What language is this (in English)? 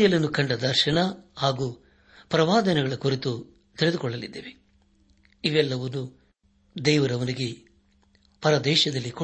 Kannada